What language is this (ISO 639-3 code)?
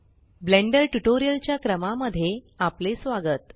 mar